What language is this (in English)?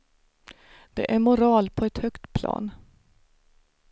Swedish